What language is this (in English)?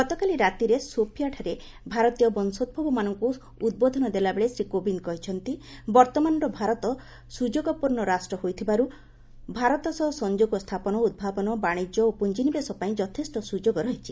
Odia